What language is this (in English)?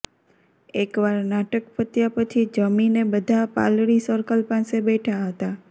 Gujarati